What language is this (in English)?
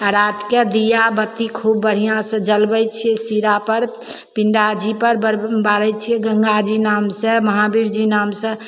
Maithili